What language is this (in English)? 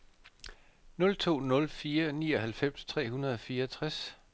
Danish